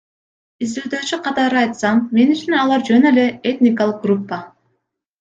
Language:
Kyrgyz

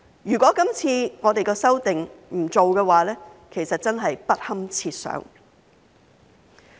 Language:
Cantonese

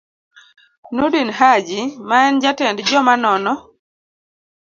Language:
Luo (Kenya and Tanzania)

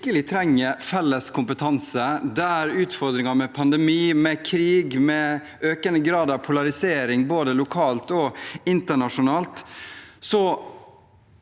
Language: Norwegian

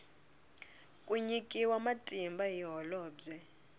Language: Tsonga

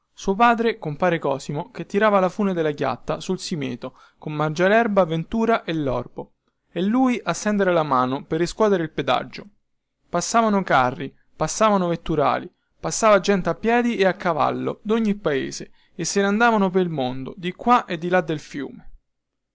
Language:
Italian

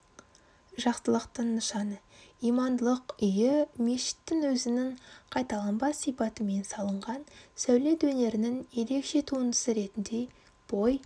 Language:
Kazakh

